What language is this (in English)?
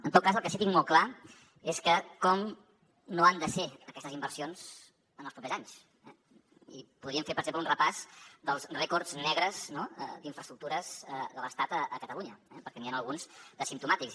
Catalan